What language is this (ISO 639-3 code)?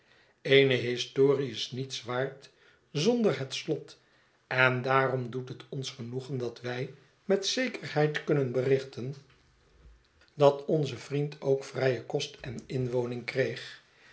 nld